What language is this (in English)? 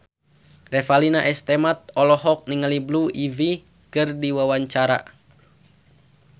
Sundanese